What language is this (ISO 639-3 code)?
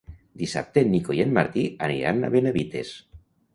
cat